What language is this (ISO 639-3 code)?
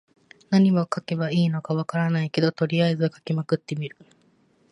jpn